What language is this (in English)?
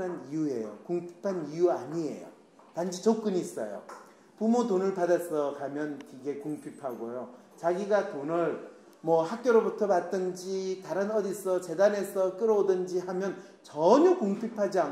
Korean